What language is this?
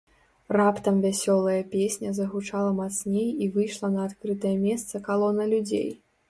Belarusian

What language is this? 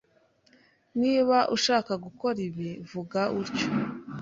Kinyarwanda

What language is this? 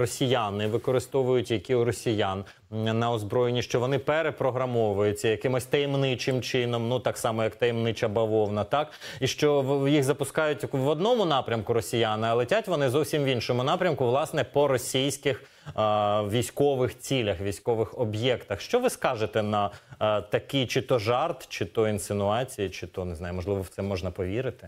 Ukrainian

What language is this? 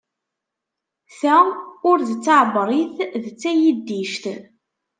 Kabyle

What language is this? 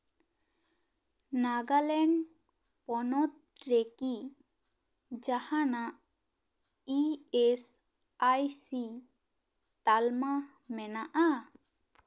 Santali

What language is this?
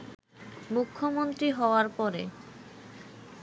Bangla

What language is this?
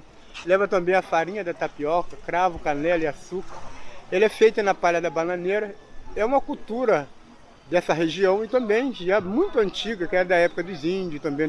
Portuguese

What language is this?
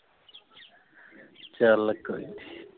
Punjabi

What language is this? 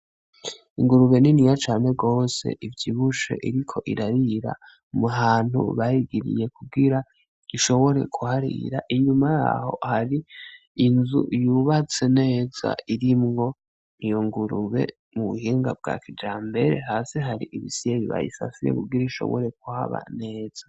Rundi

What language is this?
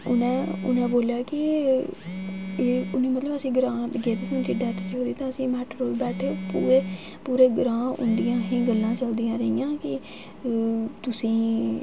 Dogri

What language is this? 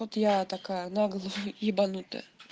Russian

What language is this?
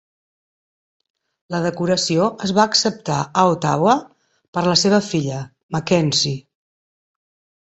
Catalan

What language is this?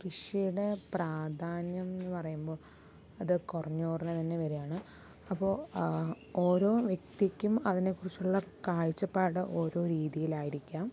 Malayalam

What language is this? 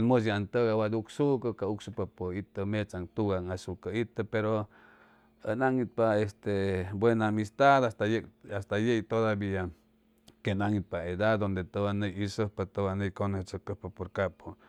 Chimalapa Zoque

